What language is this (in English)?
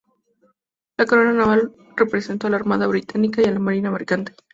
Spanish